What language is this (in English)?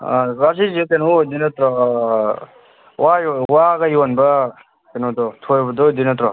Manipuri